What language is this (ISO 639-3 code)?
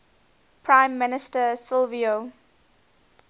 eng